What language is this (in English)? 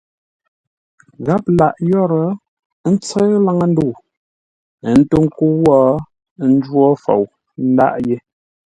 Ngombale